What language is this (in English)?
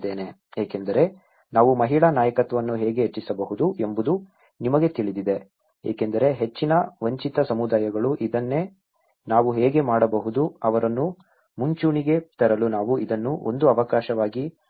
Kannada